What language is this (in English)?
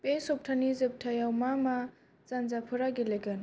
Bodo